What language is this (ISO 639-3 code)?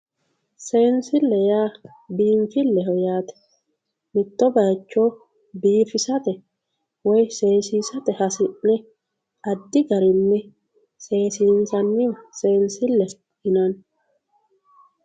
sid